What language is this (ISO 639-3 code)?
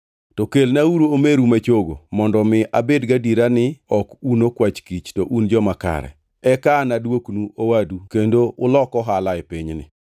luo